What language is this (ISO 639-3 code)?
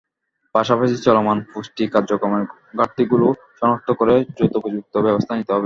ben